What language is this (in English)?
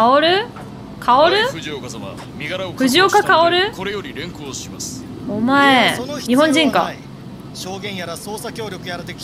Japanese